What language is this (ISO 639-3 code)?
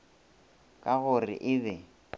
nso